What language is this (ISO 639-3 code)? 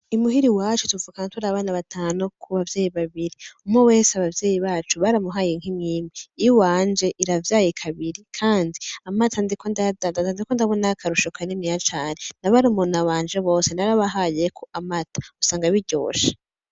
run